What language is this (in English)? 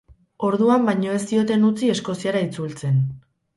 Basque